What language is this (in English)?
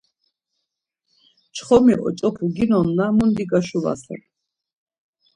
Laz